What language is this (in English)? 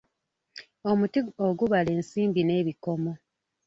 Ganda